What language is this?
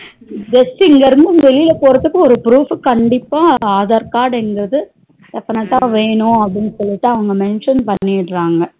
Tamil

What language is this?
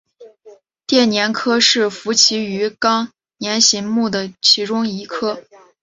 Chinese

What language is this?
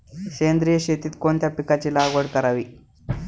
Marathi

